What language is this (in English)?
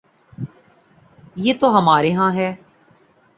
Urdu